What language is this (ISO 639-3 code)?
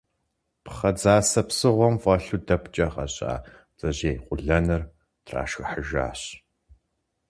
kbd